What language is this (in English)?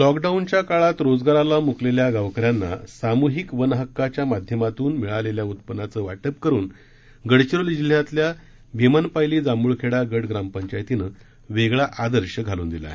Marathi